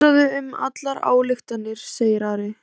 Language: Icelandic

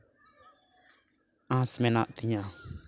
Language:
Santali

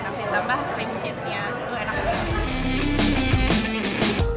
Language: Indonesian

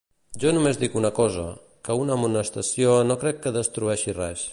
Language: Catalan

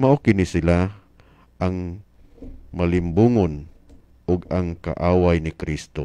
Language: Filipino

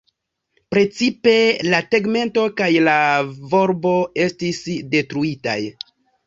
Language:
Esperanto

